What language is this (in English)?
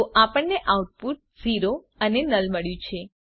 Gujarati